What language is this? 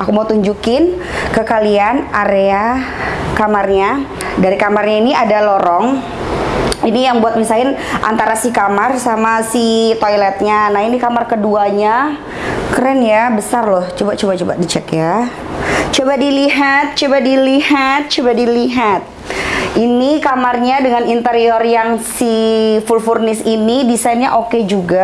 Indonesian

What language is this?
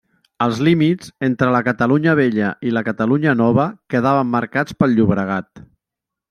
Catalan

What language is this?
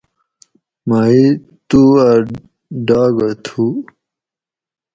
Gawri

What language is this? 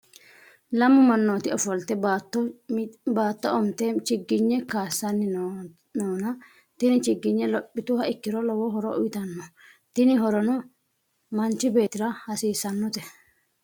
Sidamo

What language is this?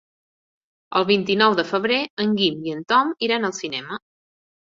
Catalan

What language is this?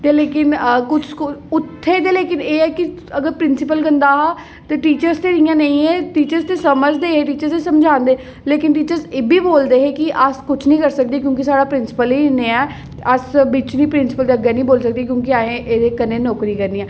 Dogri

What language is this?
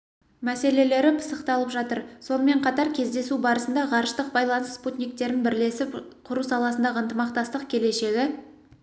Kazakh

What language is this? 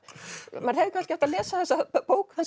Icelandic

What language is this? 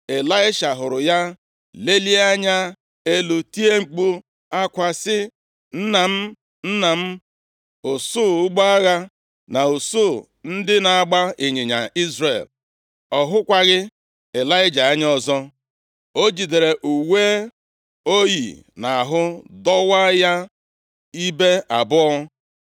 Igbo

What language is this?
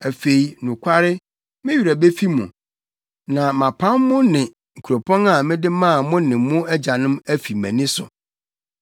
Akan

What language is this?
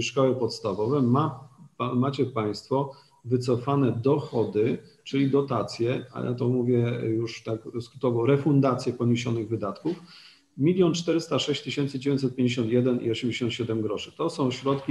Polish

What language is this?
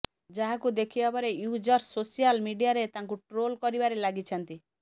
Odia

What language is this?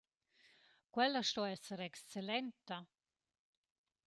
Romansh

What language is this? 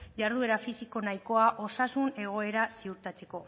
Basque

